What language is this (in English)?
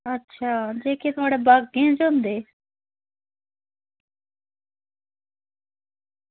Dogri